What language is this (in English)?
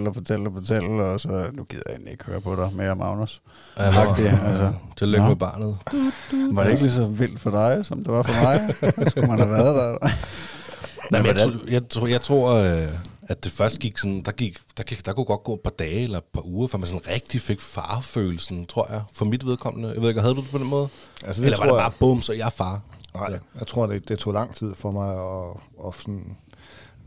Danish